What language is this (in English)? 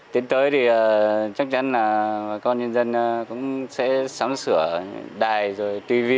Vietnamese